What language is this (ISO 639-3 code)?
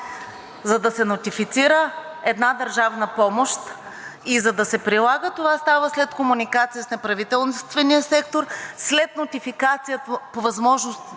bul